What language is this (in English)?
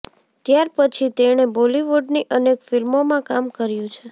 Gujarati